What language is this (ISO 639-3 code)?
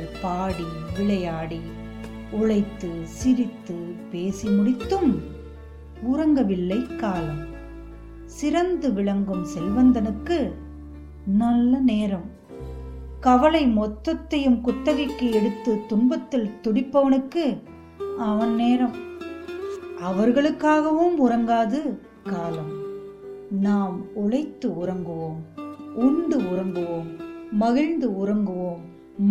tam